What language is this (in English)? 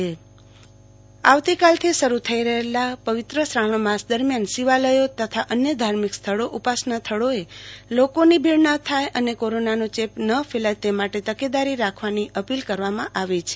Gujarati